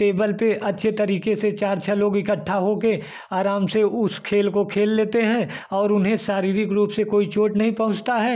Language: Hindi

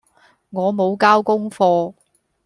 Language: Cantonese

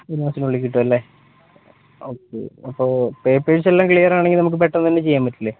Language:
Malayalam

